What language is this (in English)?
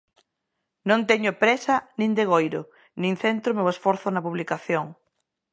Galician